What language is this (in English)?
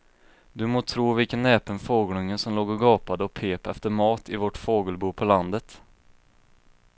Swedish